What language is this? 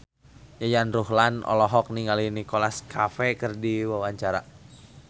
Sundanese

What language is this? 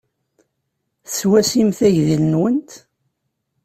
Kabyle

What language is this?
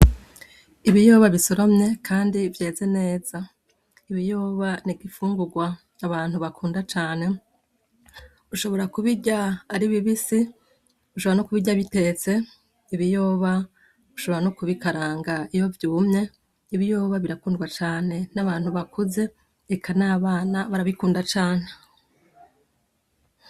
Rundi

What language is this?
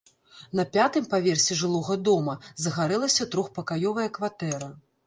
Belarusian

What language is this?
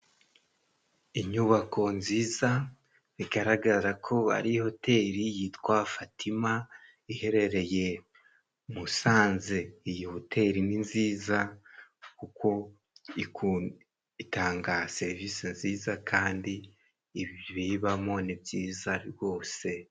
Kinyarwanda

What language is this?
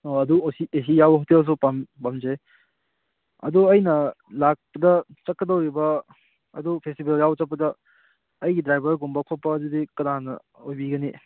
Manipuri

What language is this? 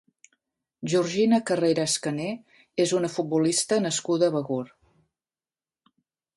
Catalan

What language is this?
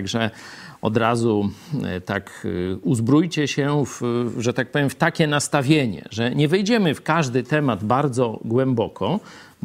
Polish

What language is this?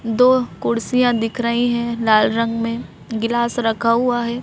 Hindi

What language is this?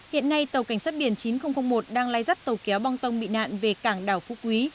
Vietnamese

